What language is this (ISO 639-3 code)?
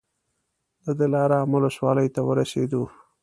pus